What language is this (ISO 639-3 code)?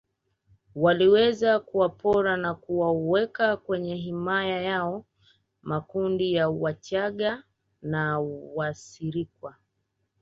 swa